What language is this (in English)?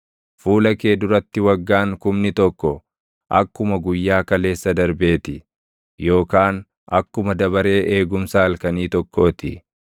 Oromo